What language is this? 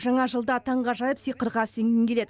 Kazakh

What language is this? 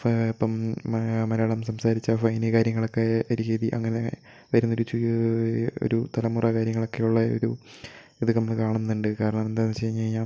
Malayalam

